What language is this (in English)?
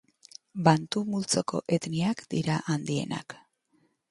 Basque